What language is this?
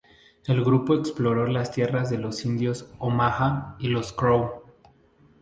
Spanish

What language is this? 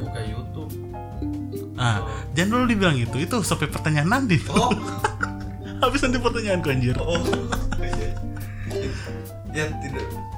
Indonesian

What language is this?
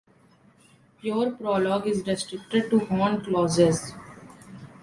English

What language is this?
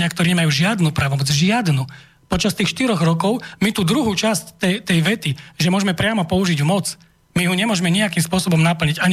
Slovak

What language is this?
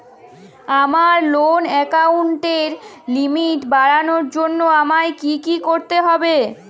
Bangla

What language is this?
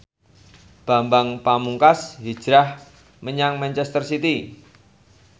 Javanese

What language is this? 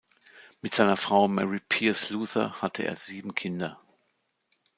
German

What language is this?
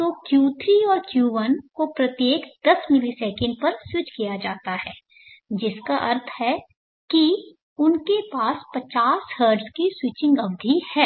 Hindi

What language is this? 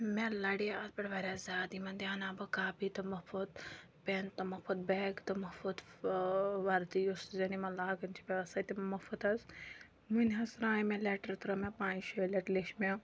Kashmiri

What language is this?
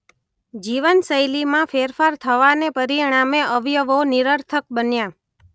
Gujarati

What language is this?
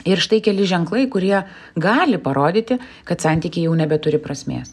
Lithuanian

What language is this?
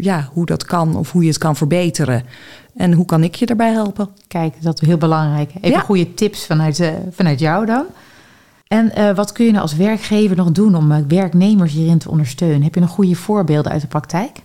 Dutch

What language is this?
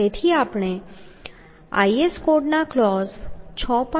Gujarati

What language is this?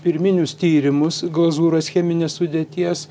Lithuanian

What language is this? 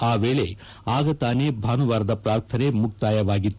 Kannada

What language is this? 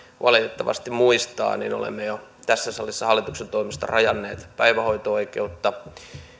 Finnish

